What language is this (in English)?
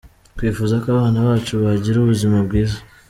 Kinyarwanda